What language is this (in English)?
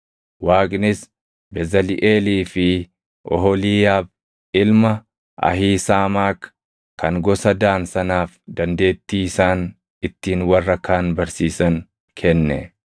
Oromo